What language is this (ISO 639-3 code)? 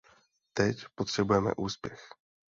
ces